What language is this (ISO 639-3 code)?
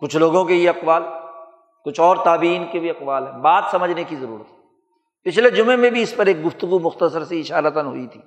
urd